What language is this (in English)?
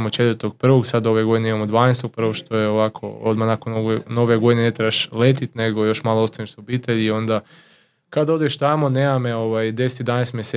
Croatian